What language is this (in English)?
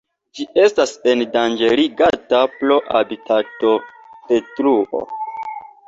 Esperanto